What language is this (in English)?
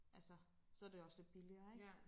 Danish